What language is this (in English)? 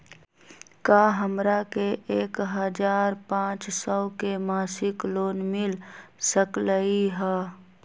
Magahi